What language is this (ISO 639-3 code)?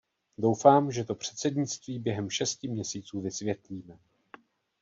ces